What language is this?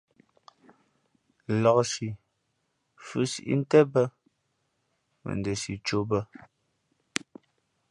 Fe'fe'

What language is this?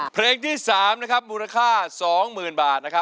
Thai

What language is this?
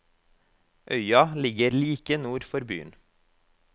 Norwegian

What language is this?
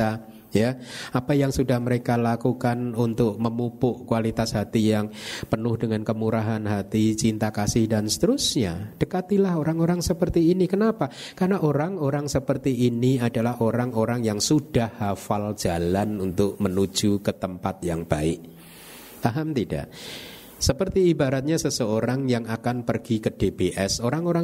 Indonesian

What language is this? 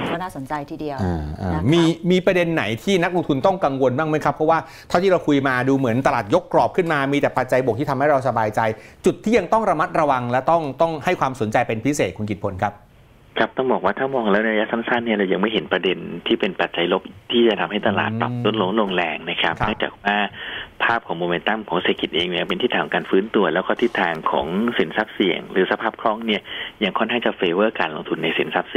Thai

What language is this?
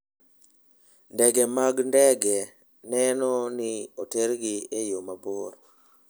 Luo (Kenya and Tanzania)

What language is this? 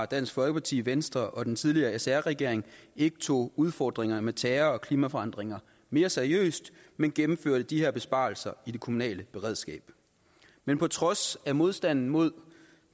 Danish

